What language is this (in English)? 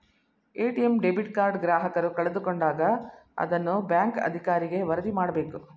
Kannada